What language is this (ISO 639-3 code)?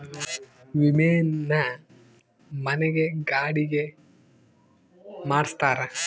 kan